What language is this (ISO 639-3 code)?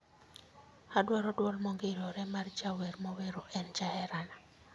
luo